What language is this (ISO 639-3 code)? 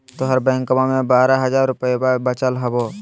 mag